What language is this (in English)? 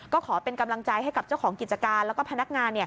Thai